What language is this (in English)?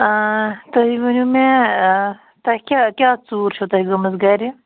Kashmiri